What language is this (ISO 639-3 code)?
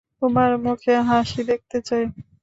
ben